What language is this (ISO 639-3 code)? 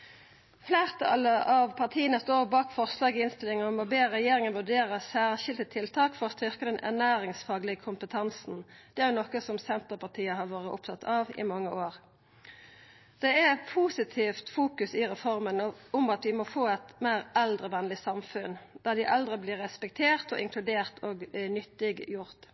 nno